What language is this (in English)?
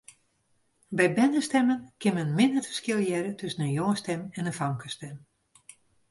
Western Frisian